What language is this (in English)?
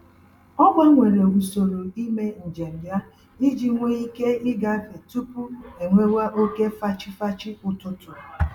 Igbo